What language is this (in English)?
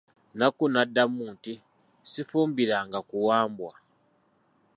Ganda